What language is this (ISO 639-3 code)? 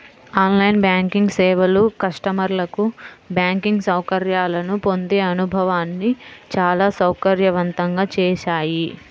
tel